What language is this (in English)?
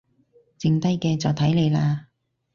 Cantonese